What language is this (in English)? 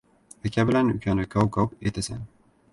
Uzbek